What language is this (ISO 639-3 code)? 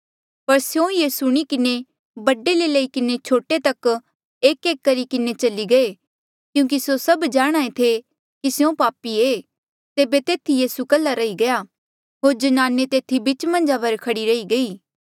mjl